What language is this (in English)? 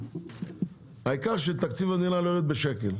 Hebrew